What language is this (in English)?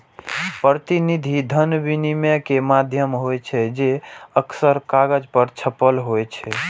Maithili